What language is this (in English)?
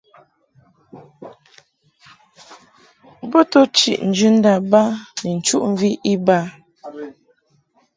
Mungaka